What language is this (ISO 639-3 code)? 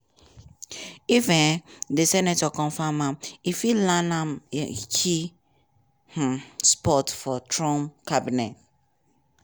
pcm